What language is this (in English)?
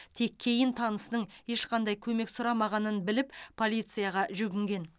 Kazakh